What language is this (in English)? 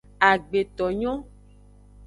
Aja (Benin)